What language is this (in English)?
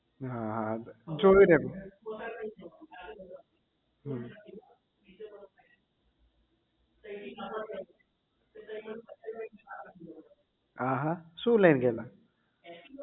Gujarati